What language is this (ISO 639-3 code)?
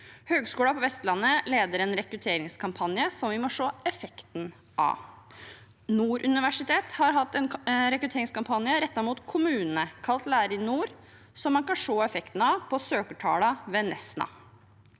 nor